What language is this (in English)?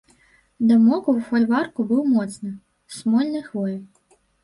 Belarusian